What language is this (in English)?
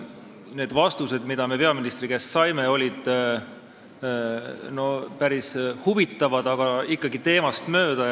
Estonian